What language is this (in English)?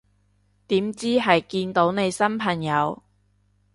Cantonese